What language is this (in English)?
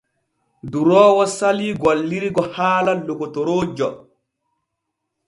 Borgu Fulfulde